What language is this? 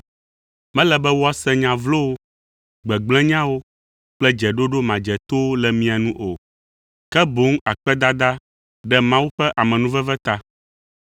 Ewe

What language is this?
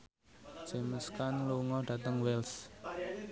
Javanese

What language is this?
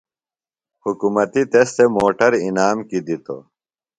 Phalura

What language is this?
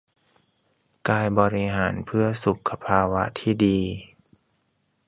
Thai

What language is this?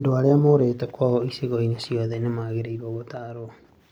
Kikuyu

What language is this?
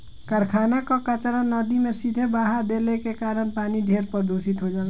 Bhojpuri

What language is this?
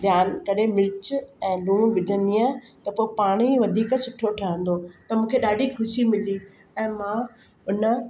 Sindhi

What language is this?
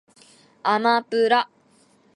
Japanese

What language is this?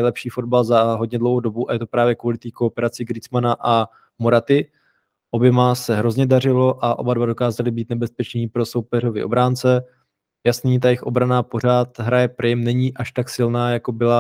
Czech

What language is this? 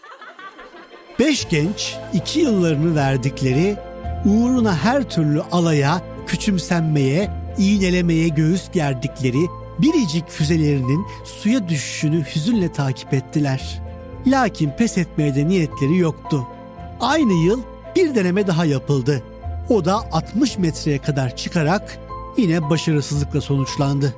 Turkish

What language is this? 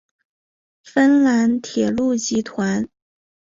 Chinese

